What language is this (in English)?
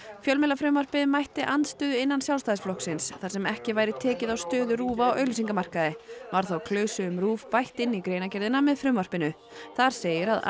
Icelandic